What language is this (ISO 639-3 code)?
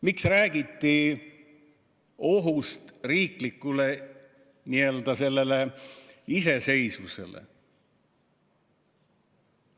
est